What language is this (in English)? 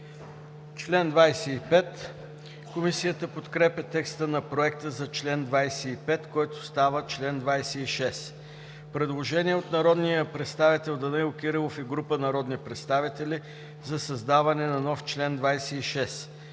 Bulgarian